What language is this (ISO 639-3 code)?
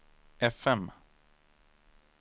swe